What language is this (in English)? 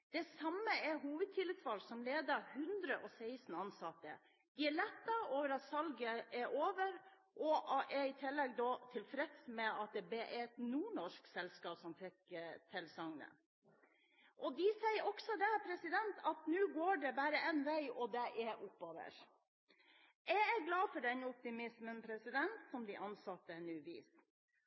Norwegian Bokmål